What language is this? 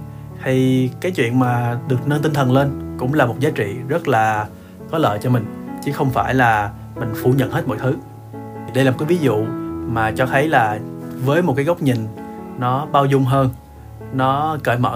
Vietnamese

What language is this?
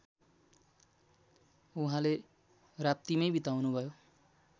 Nepali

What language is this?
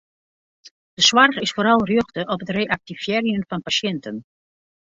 Western Frisian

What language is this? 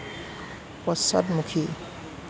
Assamese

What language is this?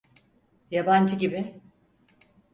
Turkish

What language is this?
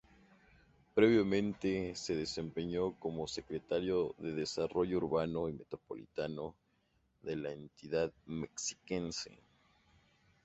Spanish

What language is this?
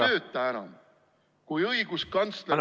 Estonian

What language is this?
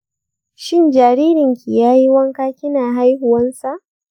Hausa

